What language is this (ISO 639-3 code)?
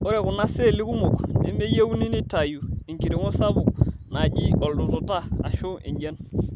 mas